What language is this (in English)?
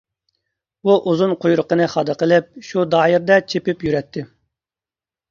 Uyghur